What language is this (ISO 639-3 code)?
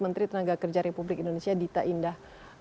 ind